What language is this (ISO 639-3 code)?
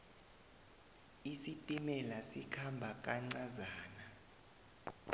nbl